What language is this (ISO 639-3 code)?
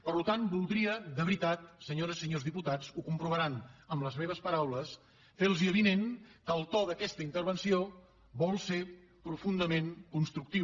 cat